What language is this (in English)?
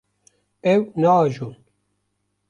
Kurdish